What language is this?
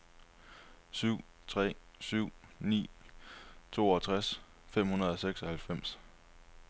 Danish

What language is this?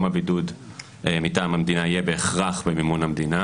Hebrew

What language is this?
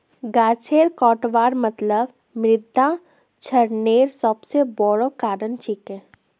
Magahi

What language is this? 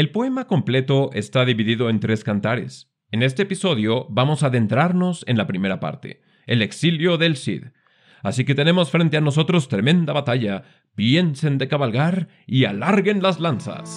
Spanish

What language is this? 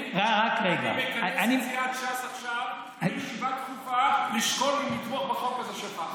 Hebrew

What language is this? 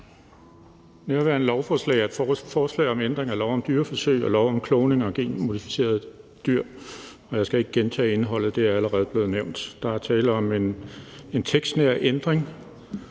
Danish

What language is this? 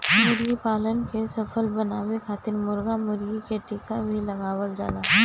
Bhojpuri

